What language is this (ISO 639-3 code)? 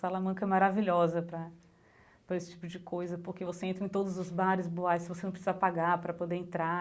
por